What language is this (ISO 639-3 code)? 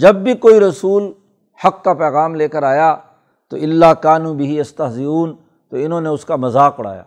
urd